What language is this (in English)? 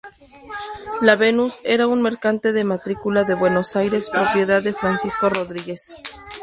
Spanish